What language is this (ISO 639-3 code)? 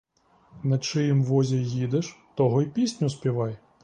ukr